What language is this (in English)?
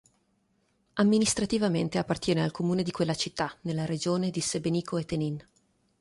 Italian